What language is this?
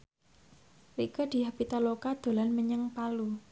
Javanese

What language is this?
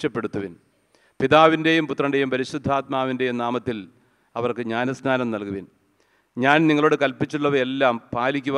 Malayalam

